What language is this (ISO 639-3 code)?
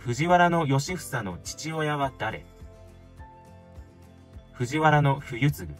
jpn